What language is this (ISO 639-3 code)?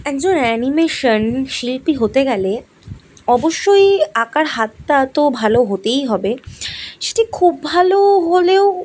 ben